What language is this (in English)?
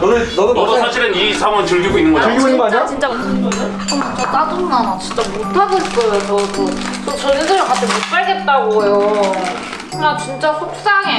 Korean